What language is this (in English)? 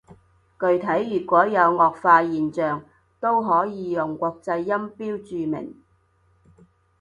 Cantonese